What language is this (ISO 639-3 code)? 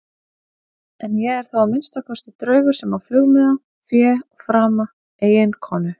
isl